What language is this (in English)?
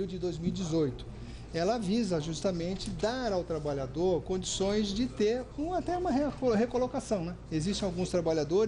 Portuguese